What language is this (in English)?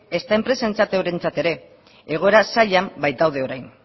Basque